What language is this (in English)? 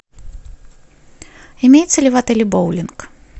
Russian